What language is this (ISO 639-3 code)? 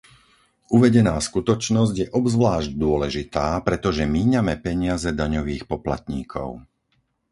slk